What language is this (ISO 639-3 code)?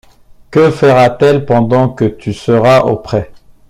fra